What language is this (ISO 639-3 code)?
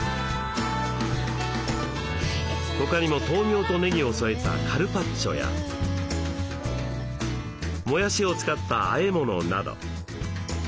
jpn